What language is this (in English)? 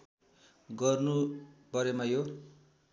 Nepali